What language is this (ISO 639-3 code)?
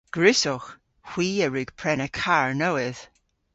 cor